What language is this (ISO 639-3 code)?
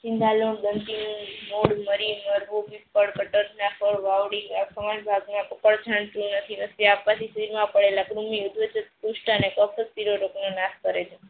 guj